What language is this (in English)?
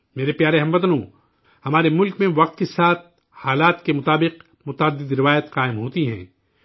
Urdu